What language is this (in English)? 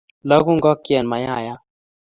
Kalenjin